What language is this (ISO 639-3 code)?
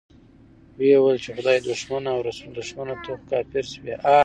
pus